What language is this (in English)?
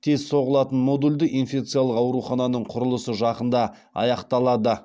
Kazakh